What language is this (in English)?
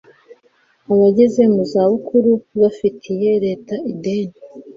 Kinyarwanda